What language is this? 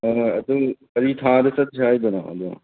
Manipuri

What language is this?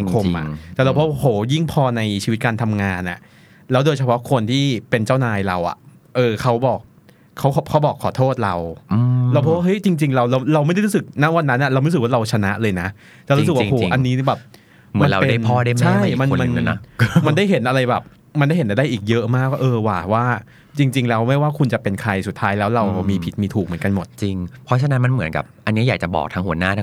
Thai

